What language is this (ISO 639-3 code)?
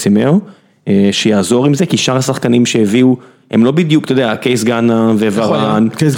heb